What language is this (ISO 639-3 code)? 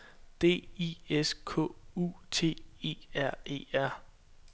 dan